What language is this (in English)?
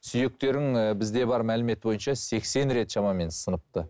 Kazakh